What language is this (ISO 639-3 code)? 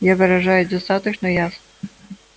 rus